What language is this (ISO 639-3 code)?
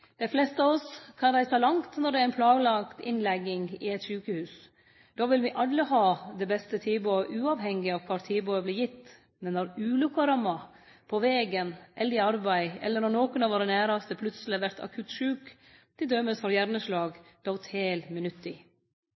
nno